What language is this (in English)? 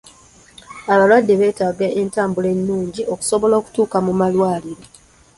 Ganda